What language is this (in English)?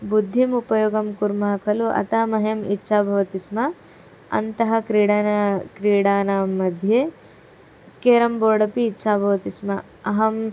Sanskrit